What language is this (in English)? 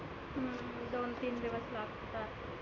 Marathi